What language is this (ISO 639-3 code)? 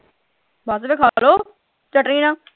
pan